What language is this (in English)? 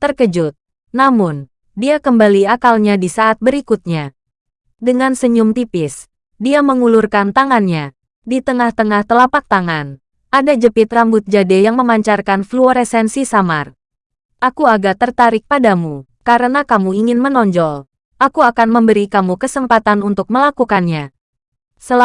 Indonesian